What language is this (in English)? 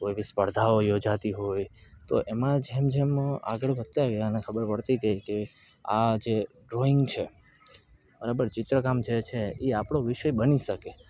Gujarati